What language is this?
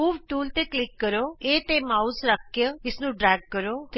Punjabi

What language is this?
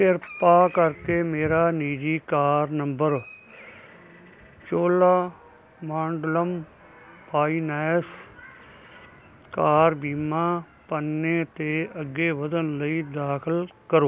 Punjabi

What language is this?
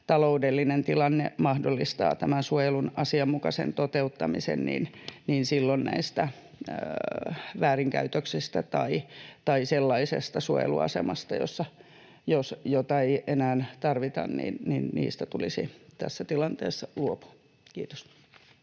Finnish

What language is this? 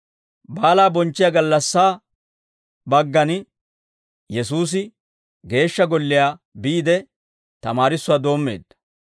Dawro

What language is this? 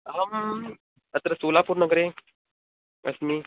Sanskrit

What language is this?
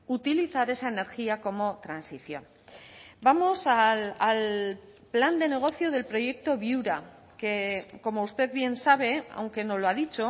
Spanish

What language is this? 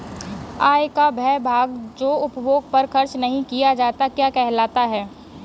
Hindi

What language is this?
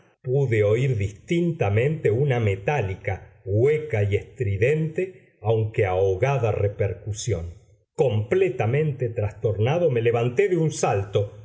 Spanish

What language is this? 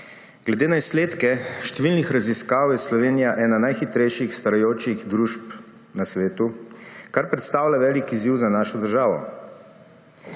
Slovenian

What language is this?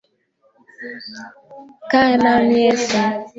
Swahili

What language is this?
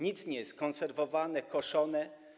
Polish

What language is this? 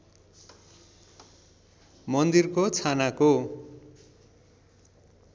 Nepali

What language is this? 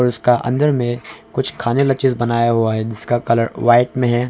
Hindi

